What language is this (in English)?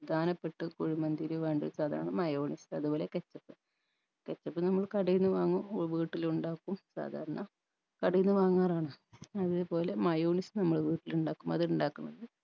Malayalam